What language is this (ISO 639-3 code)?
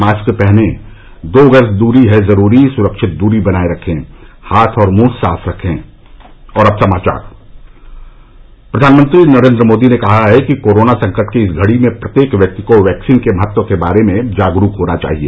hin